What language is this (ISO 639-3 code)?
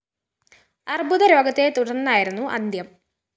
mal